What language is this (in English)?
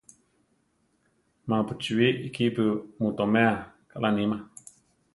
Central Tarahumara